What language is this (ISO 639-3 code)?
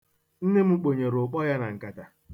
ibo